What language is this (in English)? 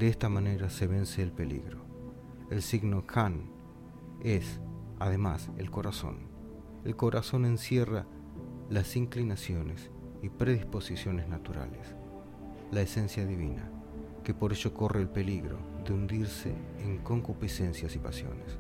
Spanish